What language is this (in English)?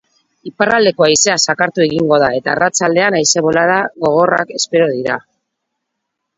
Basque